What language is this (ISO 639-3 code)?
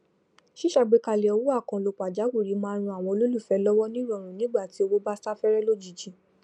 yor